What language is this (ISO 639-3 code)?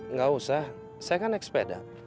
ind